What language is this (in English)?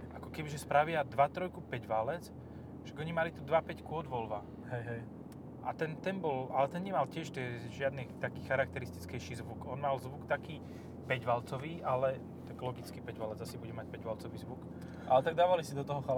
Slovak